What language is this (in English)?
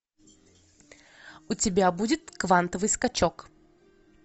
Russian